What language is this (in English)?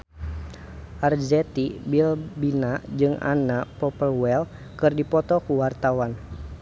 Sundanese